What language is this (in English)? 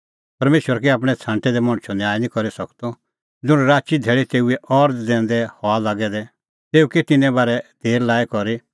Kullu Pahari